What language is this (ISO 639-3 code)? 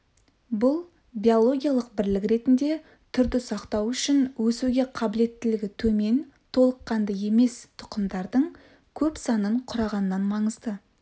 kaz